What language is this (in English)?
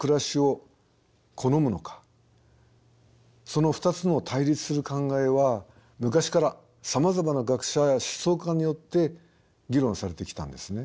Japanese